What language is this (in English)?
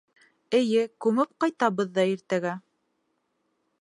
Bashkir